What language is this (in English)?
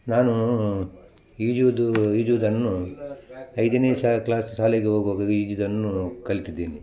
Kannada